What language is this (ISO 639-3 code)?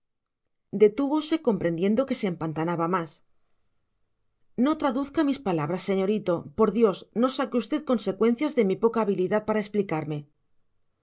spa